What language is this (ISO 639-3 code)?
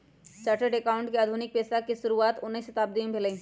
mag